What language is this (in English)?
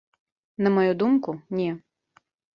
Belarusian